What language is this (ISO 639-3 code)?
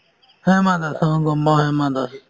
asm